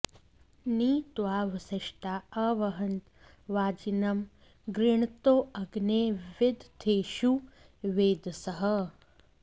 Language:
Sanskrit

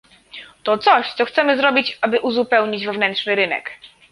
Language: Polish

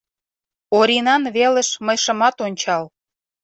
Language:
Mari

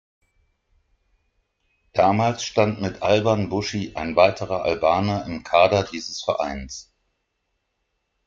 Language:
German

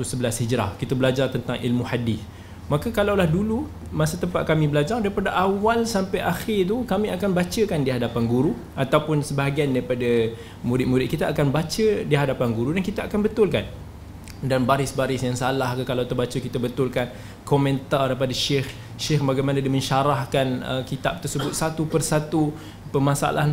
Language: Malay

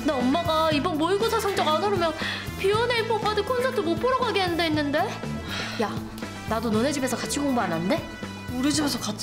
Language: Korean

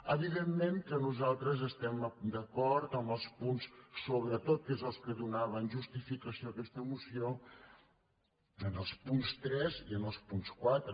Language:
Catalan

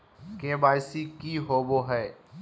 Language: Magahi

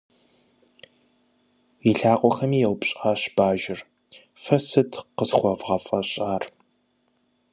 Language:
Kabardian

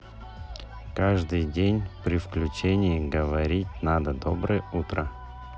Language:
Russian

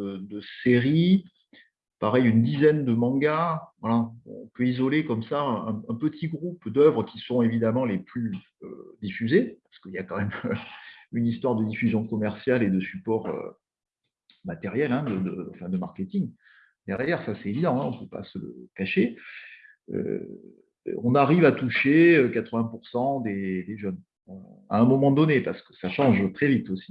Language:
French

